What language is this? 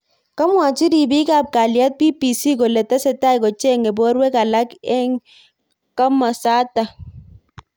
Kalenjin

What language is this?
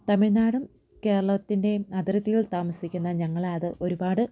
Malayalam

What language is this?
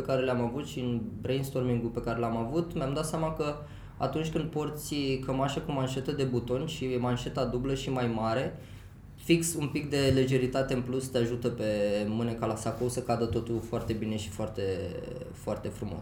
Romanian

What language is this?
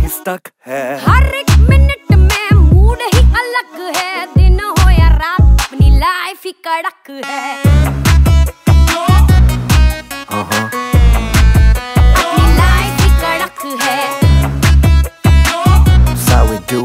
Indonesian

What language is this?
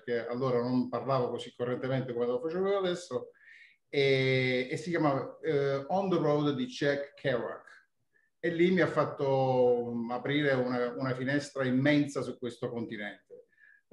Italian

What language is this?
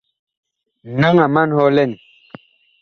Bakoko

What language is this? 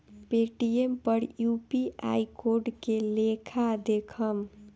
Bhojpuri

